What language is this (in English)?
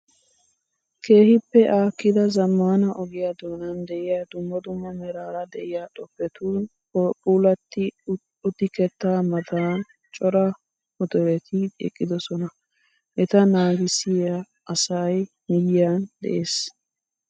Wolaytta